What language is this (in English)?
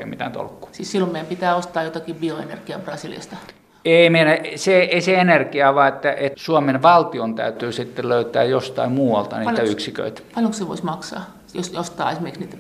Finnish